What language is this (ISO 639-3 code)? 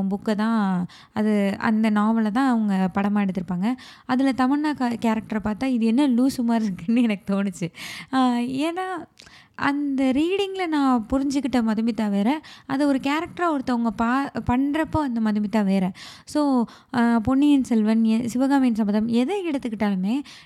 tam